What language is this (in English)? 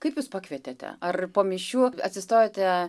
Lithuanian